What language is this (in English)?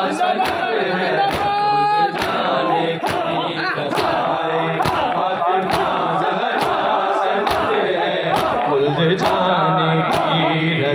Arabic